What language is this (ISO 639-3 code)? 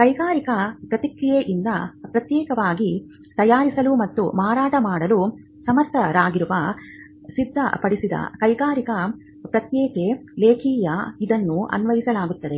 kan